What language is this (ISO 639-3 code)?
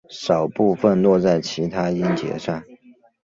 zho